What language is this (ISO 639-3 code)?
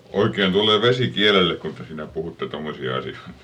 fin